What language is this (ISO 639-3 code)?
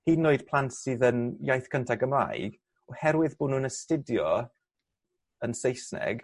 cym